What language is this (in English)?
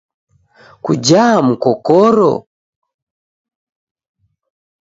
Taita